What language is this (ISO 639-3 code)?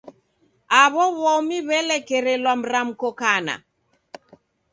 dav